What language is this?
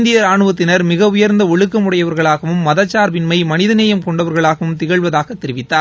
Tamil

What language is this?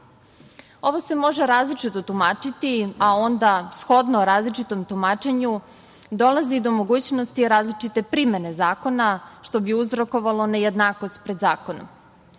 Serbian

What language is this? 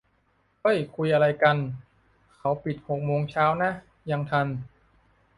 Thai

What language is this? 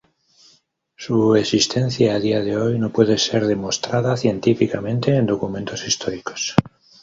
Spanish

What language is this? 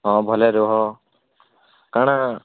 Odia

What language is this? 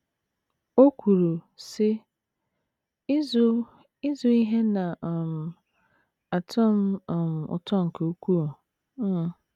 Igbo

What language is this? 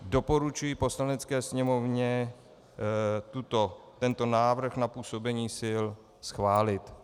Czech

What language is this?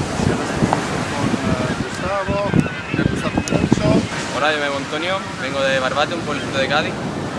Spanish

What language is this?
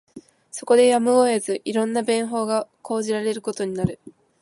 Japanese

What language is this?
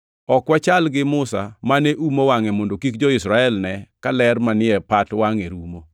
Luo (Kenya and Tanzania)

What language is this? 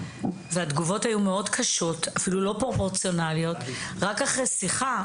Hebrew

